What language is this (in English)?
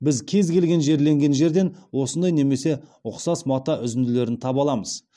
Kazakh